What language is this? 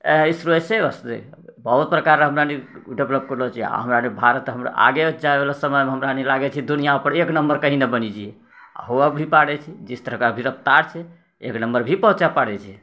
Maithili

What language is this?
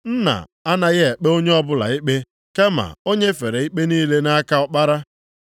Igbo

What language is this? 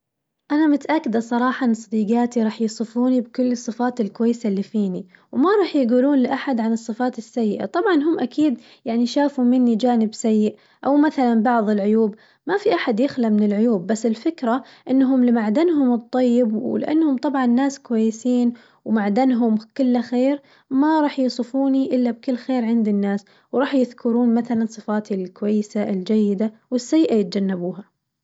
Najdi Arabic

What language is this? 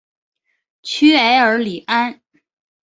Chinese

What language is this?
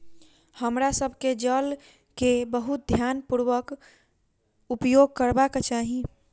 Maithili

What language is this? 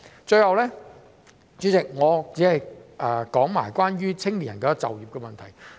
Cantonese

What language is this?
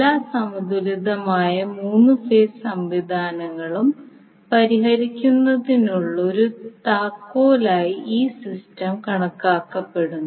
Malayalam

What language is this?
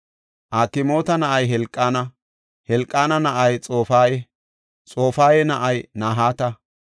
Gofa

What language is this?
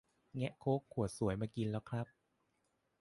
Thai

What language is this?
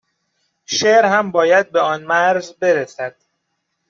Persian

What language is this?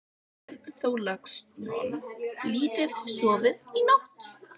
Icelandic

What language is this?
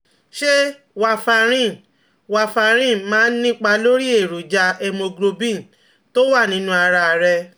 Yoruba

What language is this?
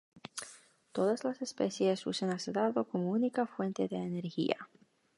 Spanish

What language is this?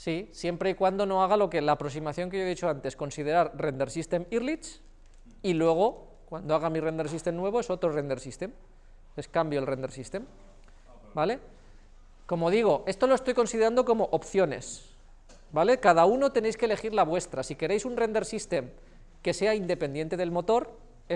Spanish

